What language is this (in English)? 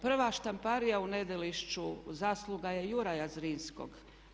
Croatian